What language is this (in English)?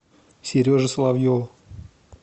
Russian